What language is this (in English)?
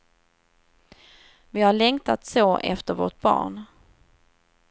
Swedish